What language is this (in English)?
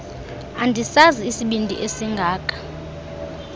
Xhosa